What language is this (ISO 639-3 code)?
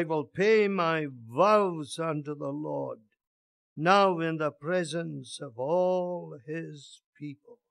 eng